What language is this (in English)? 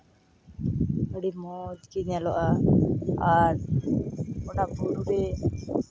Santali